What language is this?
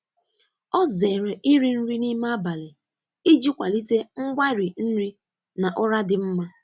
Igbo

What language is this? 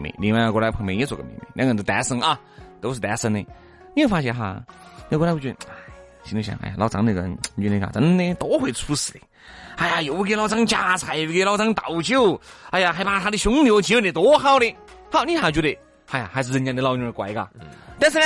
Chinese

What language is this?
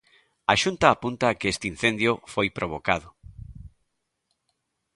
Galician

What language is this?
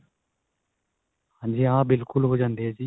Punjabi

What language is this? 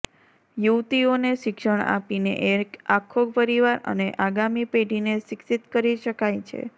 Gujarati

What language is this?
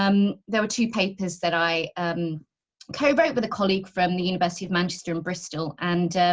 English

